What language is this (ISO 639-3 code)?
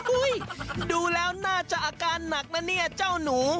tha